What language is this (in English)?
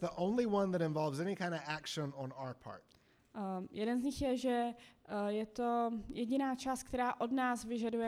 Czech